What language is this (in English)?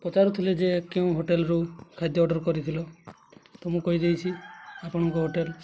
Odia